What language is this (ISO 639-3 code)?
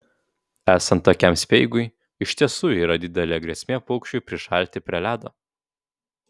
lit